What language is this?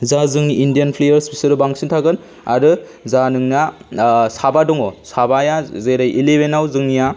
Bodo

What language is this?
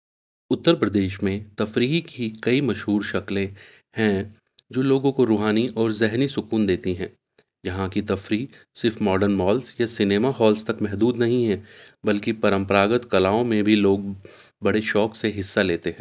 Urdu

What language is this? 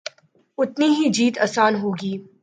Urdu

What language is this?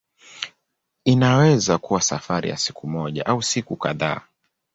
Swahili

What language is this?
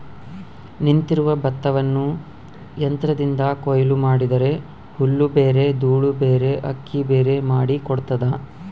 Kannada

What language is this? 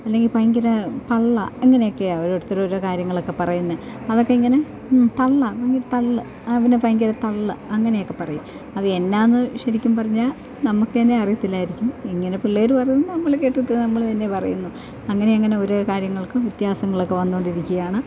Malayalam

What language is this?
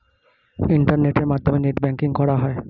Bangla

